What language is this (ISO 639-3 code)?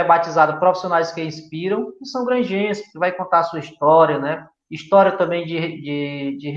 por